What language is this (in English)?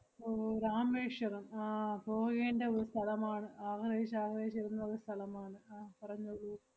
Malayalam